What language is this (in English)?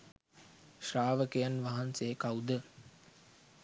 Sinhala